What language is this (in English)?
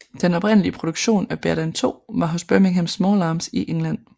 Danish